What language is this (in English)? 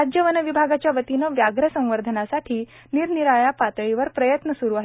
Marathi